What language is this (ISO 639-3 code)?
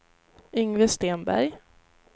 swe